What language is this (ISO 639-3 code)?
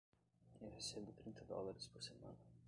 por